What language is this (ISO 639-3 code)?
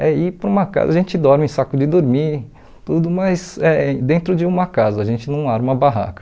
por